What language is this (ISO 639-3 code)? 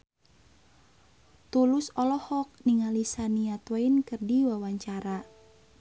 sun